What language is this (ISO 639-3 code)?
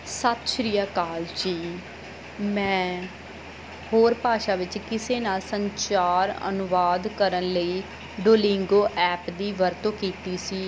pan